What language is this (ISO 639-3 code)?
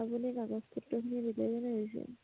asm